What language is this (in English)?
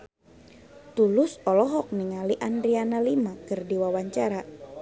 Sundanese